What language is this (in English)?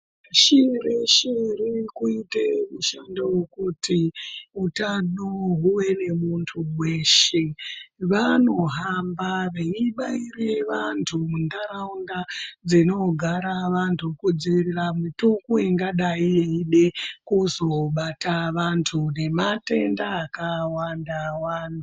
Ndau